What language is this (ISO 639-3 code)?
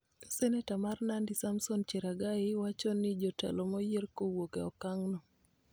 luo